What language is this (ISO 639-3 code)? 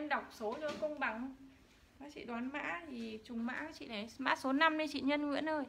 vie